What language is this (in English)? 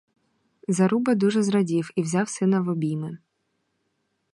Ukrainian